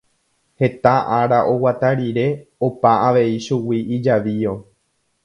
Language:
Guarani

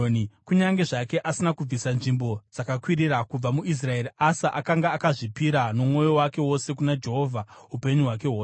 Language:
Shona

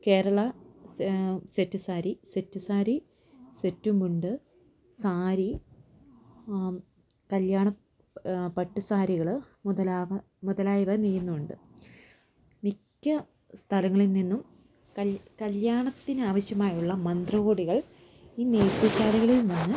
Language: Malayalam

